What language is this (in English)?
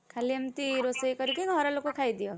Odia